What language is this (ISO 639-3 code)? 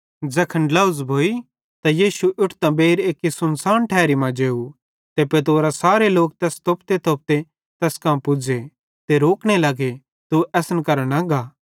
bhd